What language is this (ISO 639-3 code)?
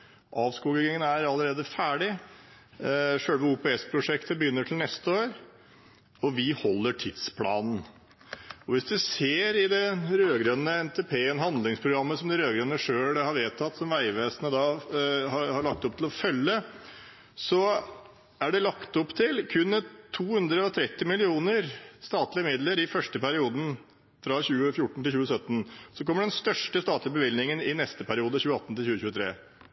nob